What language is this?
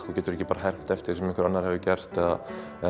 Icelandic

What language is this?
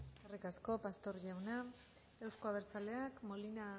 Basque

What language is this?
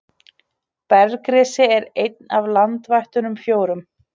Icelandic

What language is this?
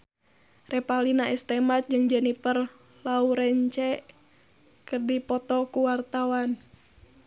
Sundanese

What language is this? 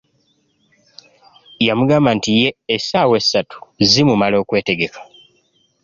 Ganda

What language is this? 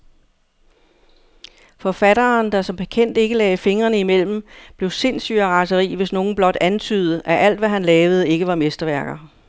Danish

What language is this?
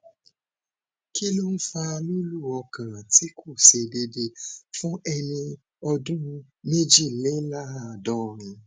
Yoruba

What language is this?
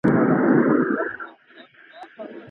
Pashto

